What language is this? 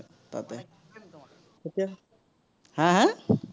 Assamese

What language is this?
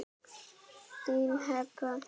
Icelandic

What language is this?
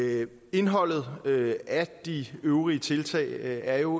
Danish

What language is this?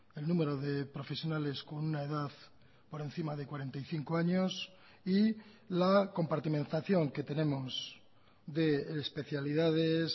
Spanish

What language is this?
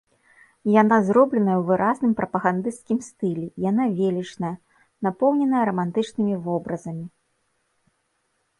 Belarusian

